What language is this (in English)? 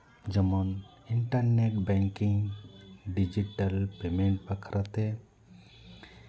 Santali